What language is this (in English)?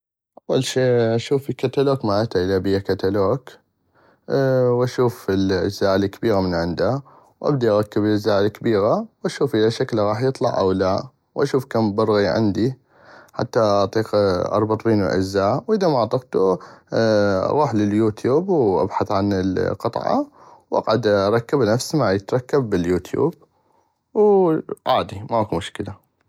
North Mesopotamian Arabic